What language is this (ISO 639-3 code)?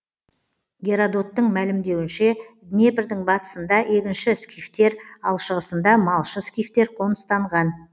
kaz